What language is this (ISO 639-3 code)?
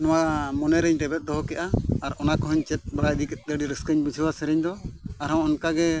sat